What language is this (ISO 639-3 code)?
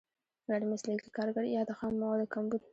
pus